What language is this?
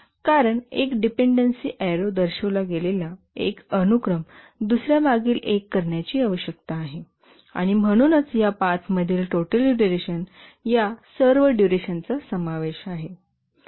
Marathi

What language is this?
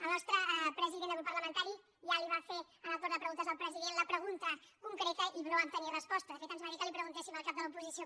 Catalan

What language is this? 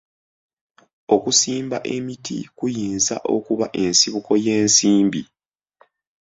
Ganda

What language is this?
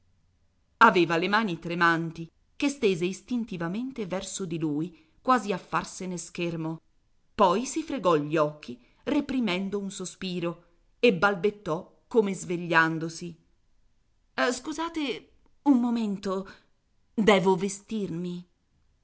Italian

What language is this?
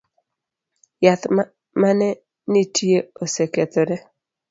Luo (Kenya and Tanzania)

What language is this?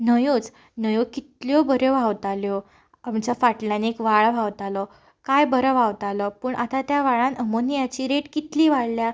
Konkani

